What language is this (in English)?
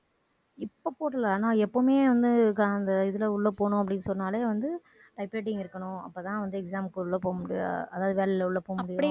Tamil